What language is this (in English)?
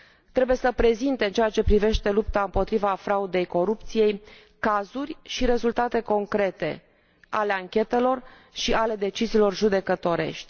Romanian